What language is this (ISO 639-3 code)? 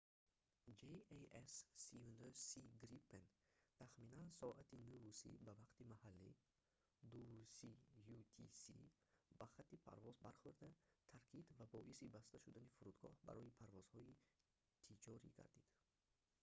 tgk